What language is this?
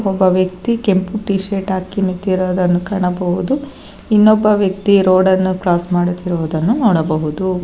Kannada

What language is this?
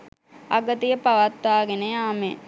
Sinhala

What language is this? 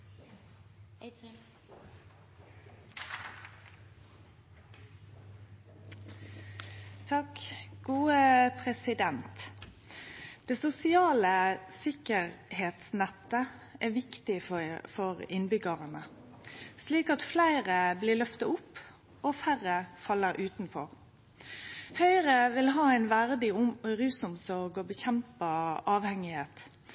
Norwegian Nynorsk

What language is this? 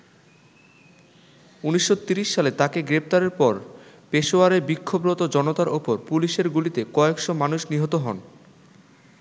Bangla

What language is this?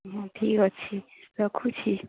Odia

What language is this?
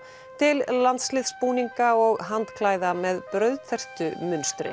Icelandic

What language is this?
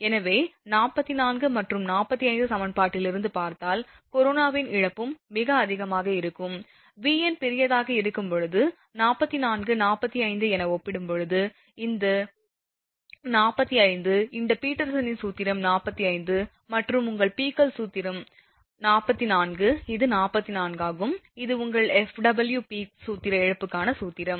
Tamil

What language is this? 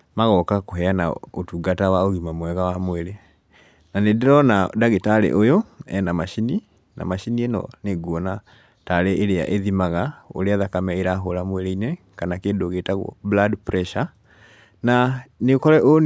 Kikuyu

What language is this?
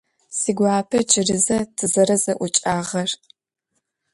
Adyghe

